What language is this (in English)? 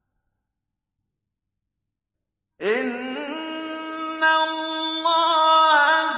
Arabic